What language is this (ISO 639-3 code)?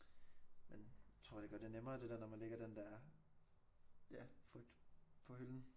dan